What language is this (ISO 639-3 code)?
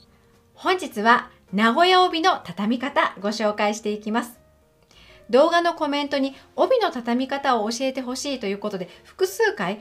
jpn